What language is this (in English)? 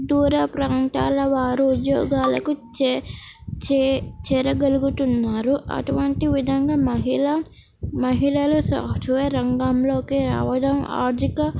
Telugu